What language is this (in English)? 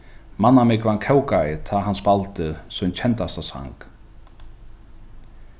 Faroese